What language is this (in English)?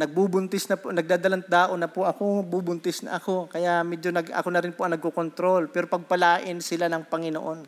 Filipino